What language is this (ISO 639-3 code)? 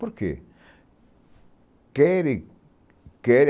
por